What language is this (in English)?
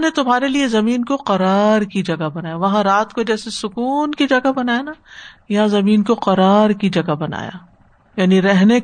Urdu